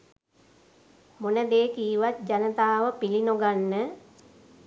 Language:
Sinhala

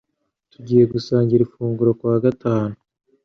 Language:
Kinyarwanda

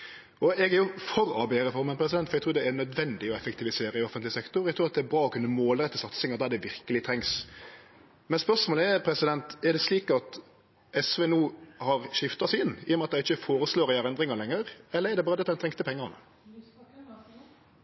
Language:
Norwegian Nynorsk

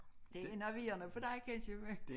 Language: Danish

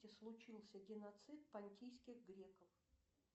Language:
Russian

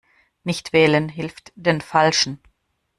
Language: German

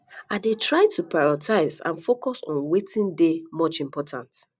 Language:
Nigerian Pidgin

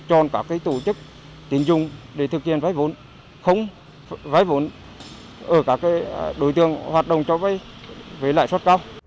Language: Vietnamese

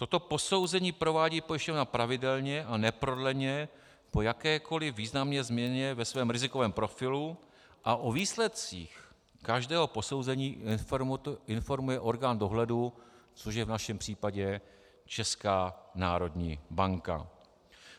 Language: Czech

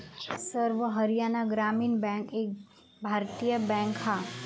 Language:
Marathi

